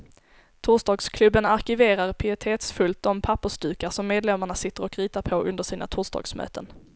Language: Swedish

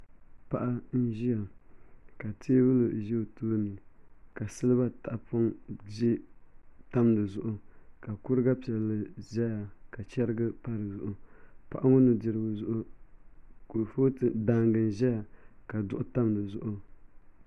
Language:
Dagbani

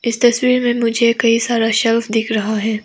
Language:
Hindi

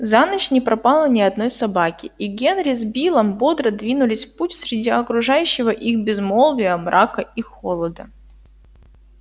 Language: Russian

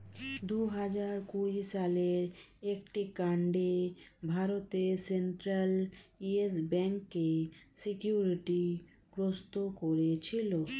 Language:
Bangla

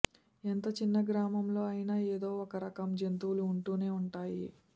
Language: Telugu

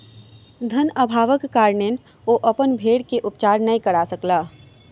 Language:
Maithili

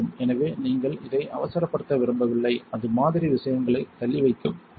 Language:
Tamil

